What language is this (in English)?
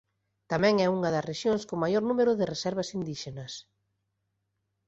Galician